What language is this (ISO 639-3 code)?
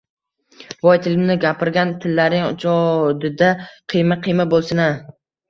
uzb